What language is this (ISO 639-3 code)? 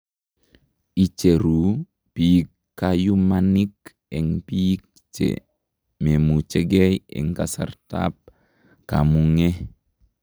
kln